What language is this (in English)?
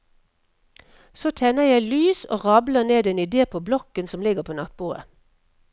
Norwegian